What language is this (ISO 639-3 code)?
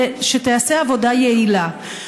heb